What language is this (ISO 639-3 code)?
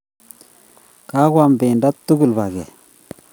kln